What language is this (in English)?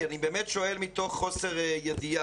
Hebrew